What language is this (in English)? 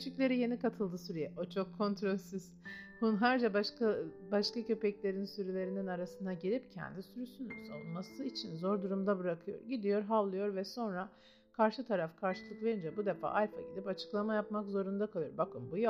Turkish